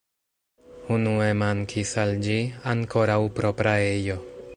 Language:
Esperanto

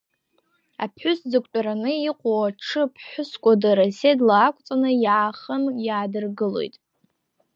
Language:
Abkhazian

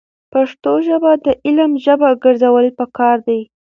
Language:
Pashto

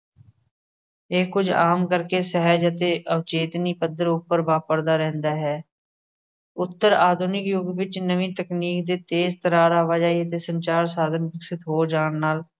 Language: Punjabi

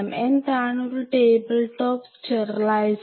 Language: Malayalam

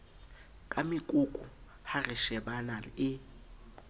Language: Southern Sotho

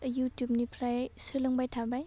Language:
Bodo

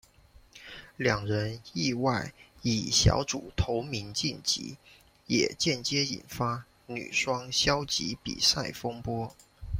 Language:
Chinese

